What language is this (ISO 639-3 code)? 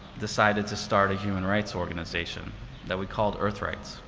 eng